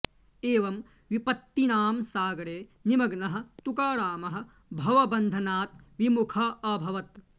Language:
Sanskrit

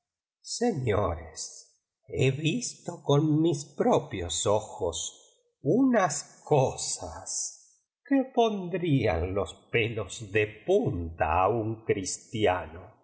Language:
Spanish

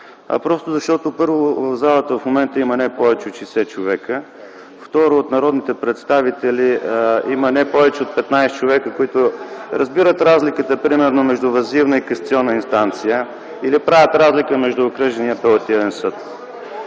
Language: Bulgarian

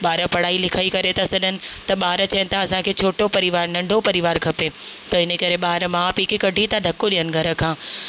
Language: Sindhi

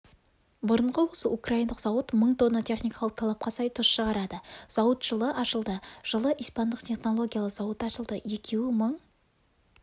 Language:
Kazakh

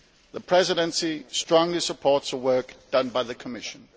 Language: English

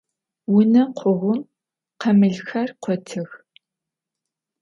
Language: Adyghe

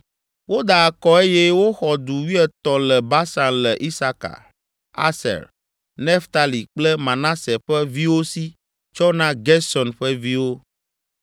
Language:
Ewe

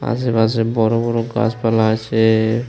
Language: Bangla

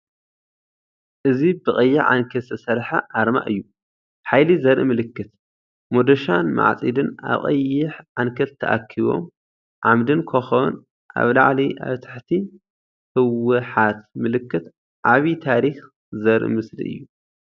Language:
Tigrinya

